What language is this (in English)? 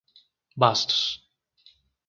Portuguese